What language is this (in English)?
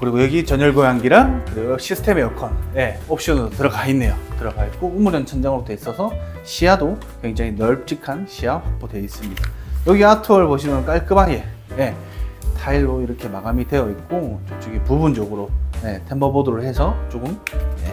Korean